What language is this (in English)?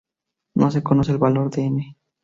Spanish